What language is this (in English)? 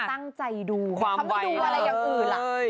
Thai